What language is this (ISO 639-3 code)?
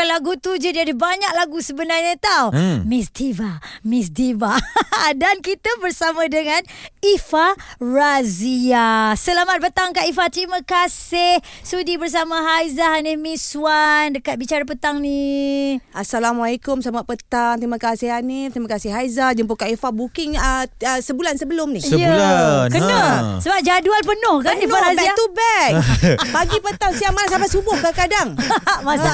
msa